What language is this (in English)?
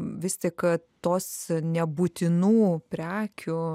Lithuanian